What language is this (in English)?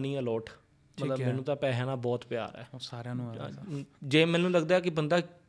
Punjabi